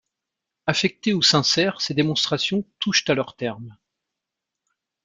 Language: French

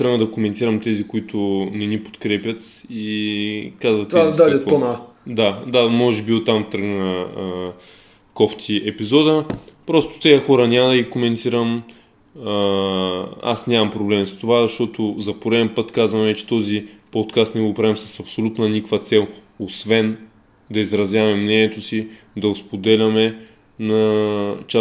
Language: Bulgarian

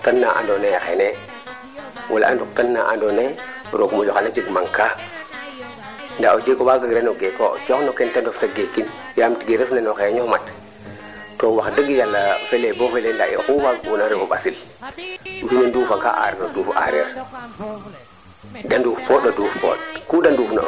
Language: Serer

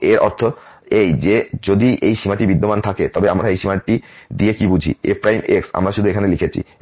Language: Bangla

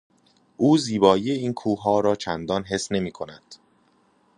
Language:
Persian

